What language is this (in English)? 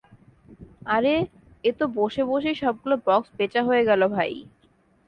Bangla